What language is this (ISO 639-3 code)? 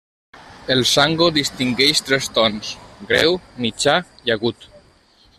cat